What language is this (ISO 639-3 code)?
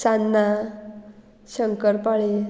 kok